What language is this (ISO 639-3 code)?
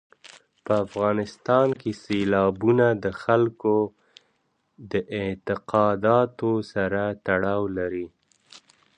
pus